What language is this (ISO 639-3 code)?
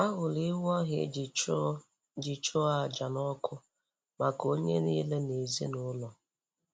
ibo